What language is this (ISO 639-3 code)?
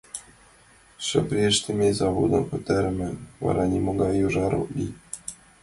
chm